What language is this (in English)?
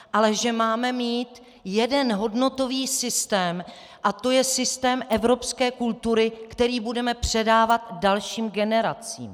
Czech